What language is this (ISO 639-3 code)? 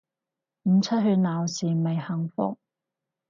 yue